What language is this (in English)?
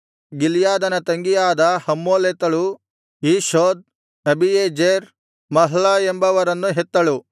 Kannada